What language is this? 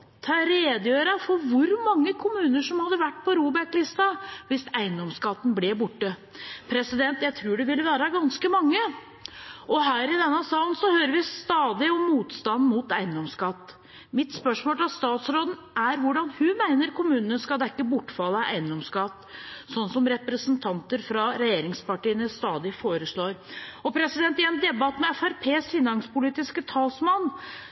Norwegian Bokmål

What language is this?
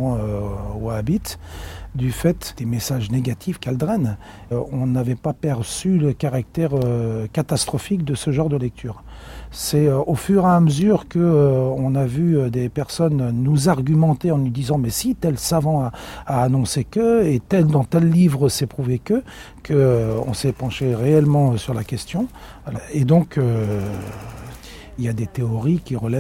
French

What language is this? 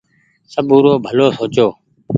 Goaria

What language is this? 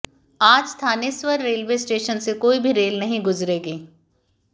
Hindi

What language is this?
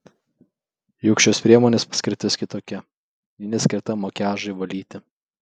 Lithuanian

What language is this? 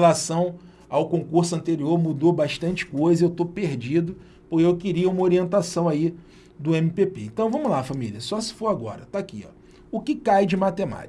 Portuguese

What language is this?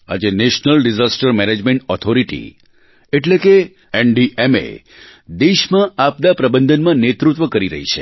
Gujarati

